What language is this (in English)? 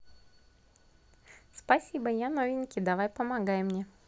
Russian